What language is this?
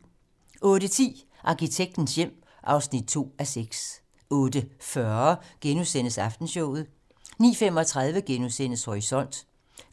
Danish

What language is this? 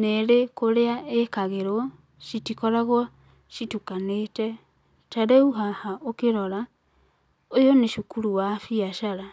Kikuyu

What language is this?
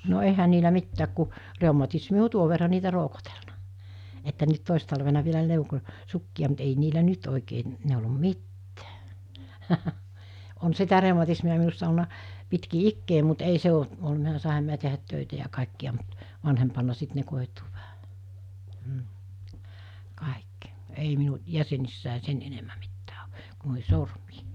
Finnish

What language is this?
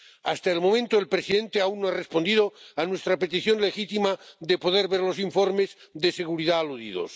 Spanish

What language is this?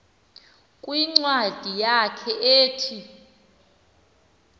Xhosa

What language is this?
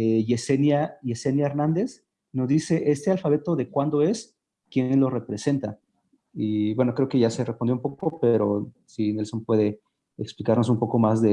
Spanish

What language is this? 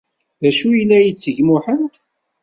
Kabyle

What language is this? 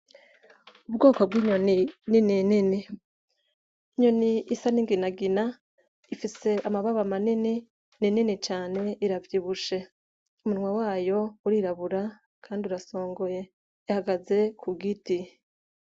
Rundi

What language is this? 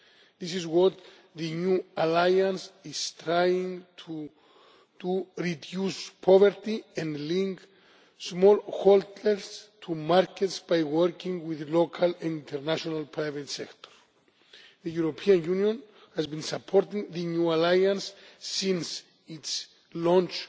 English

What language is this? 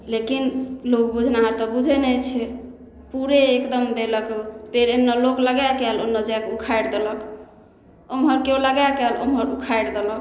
Maithili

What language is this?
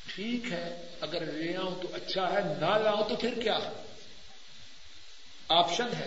Urdu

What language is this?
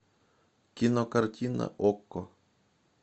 Russian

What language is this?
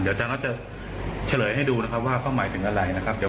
Thai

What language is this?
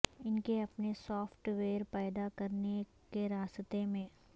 Urdu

